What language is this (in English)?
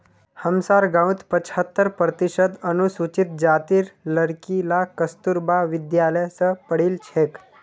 Magahi